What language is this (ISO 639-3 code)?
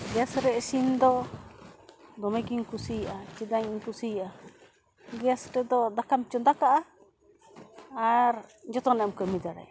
sat